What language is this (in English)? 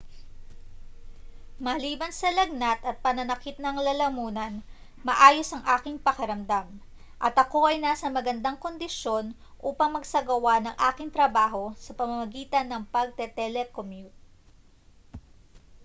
Filipino